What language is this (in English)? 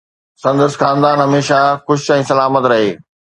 Sindhi